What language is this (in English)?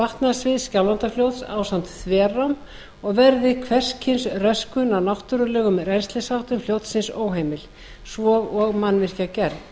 Icelandic